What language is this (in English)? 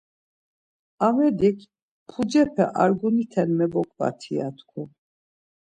Laz